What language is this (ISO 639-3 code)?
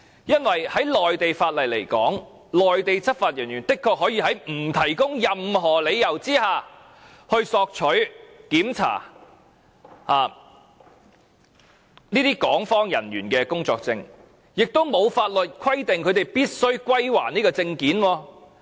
yue